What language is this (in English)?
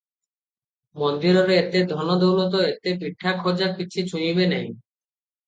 Odia